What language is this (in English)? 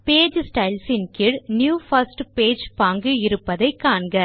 Tamil